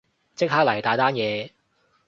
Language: Cantonese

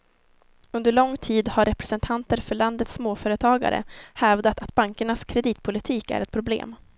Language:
Swedish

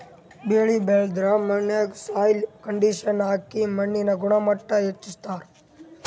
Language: Kannada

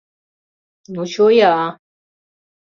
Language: Mari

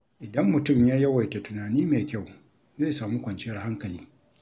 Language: Hausa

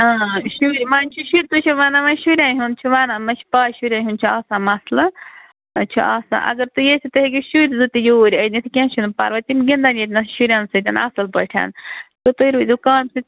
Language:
Kashmiri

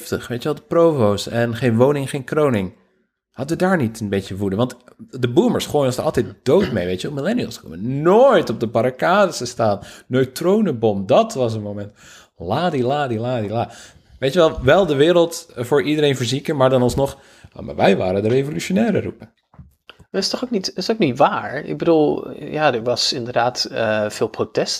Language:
Dutch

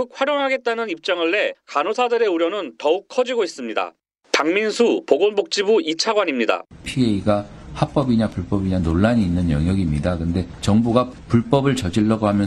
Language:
Korean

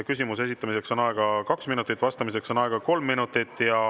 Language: Estonian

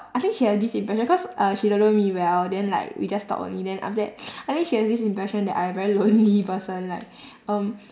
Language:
English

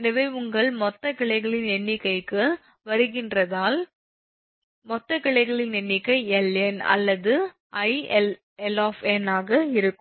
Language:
Tamil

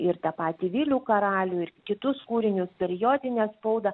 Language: Lithuanian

